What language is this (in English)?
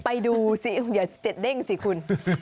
Thai